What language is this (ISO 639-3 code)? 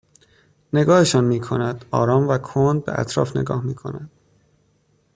fas